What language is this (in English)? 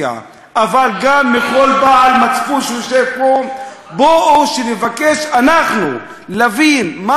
Hebrew